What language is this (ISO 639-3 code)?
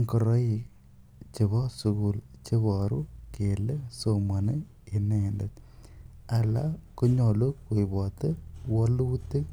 kln